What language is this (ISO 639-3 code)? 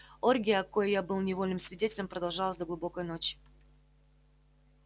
rus